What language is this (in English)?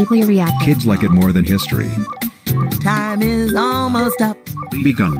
English